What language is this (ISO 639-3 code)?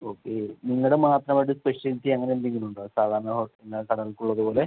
mal